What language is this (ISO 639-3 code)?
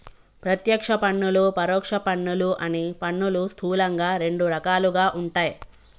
tel